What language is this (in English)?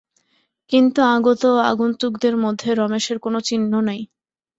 Bangla